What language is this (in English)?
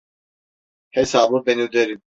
Turkish